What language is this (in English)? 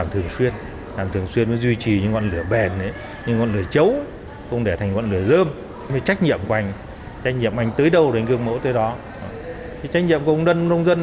Vietnamese